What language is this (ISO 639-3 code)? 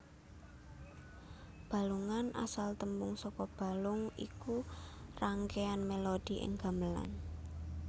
jav